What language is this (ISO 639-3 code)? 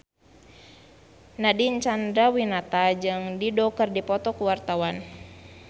sun